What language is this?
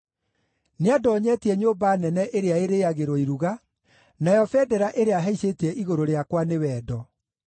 Kikuyu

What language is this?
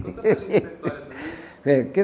Portuguese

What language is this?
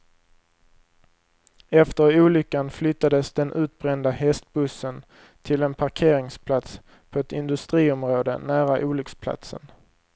Swedish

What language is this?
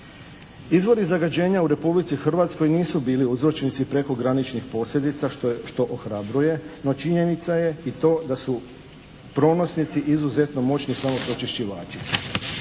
Croatian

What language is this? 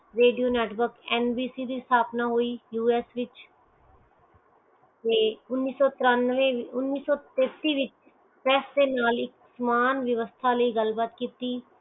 Punjabi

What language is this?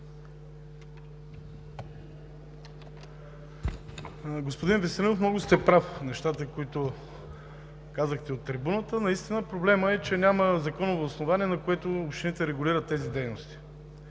Bulgarian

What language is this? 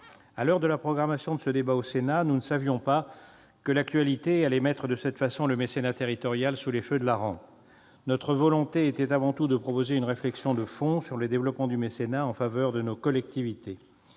French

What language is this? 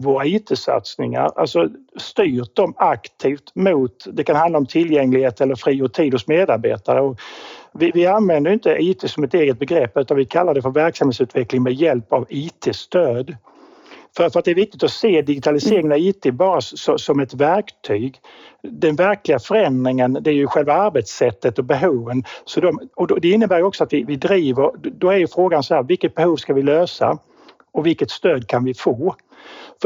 Swedish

